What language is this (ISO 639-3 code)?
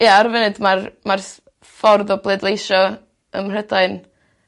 cym